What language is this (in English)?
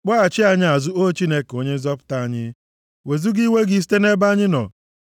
Igbo